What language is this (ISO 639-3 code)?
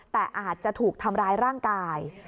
tha